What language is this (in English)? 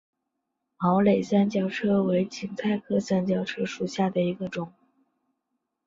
Chinese